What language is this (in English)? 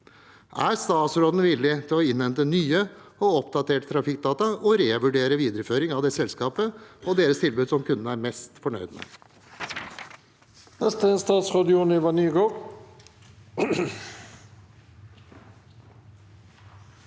Norwegian